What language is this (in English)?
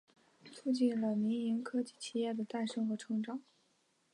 Chinese